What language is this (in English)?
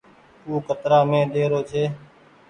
Goaria